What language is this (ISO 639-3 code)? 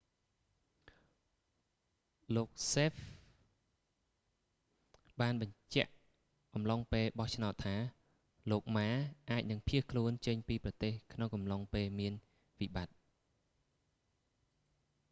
khm